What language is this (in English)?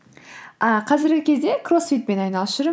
Kazakh